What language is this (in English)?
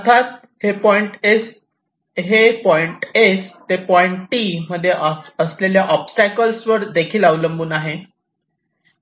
Marathi